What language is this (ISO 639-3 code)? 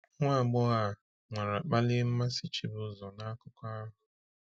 ibo